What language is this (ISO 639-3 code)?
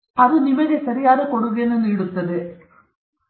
kan